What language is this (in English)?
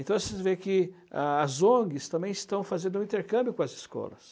Portuguese